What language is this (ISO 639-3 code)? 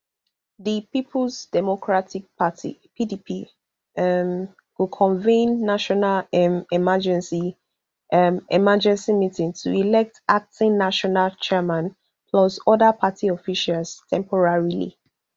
pcm